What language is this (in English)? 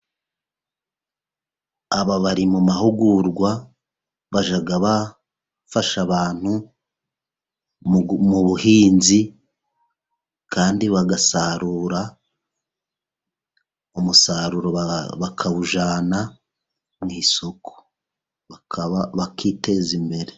Kinyarwanda